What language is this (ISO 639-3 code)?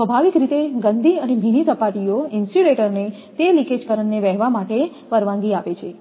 guj